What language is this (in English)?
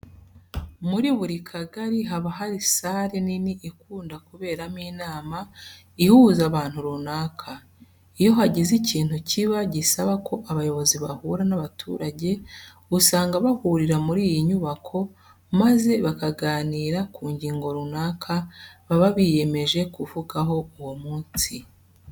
Kinyarwanda